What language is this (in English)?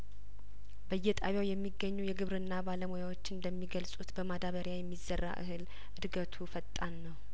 Amharic